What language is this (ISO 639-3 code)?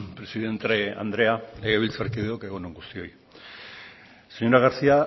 eus